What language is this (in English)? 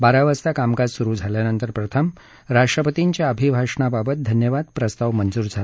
Marathi